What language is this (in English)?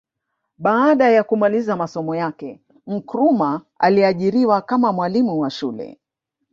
Swahili